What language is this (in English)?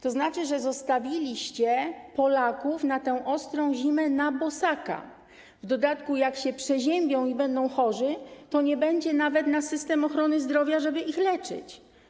Polish